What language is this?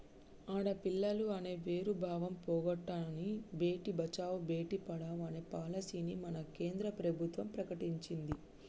Telugu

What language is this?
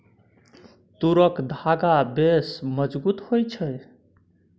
Maithili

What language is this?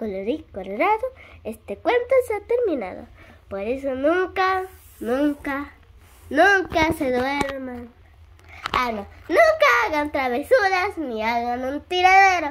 Spanish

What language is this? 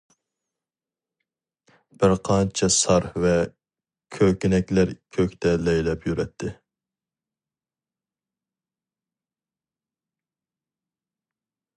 Uyghur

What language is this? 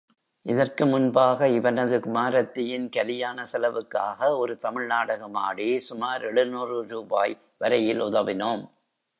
Tamil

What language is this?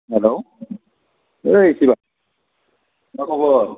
Bodo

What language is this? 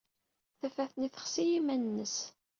Kabyle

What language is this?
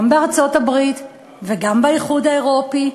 Hebrew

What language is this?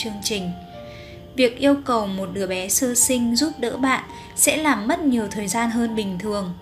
Vietnamese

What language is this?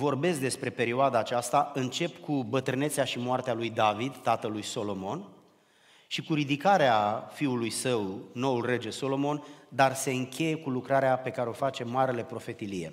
Romanian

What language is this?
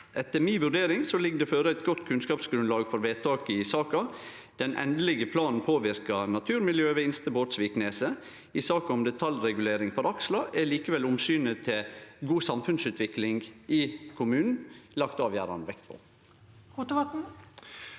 Norwegian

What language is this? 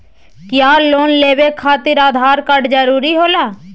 Magahi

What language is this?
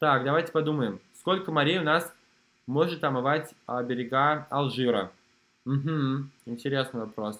Russian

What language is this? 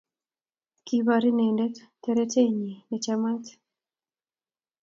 Kalenjin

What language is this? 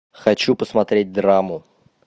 Russian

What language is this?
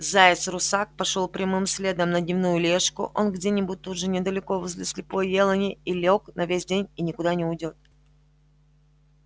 Russian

